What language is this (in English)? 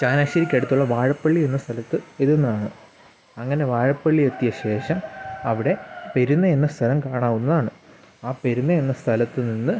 Malayalam